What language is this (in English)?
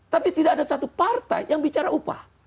Indonesian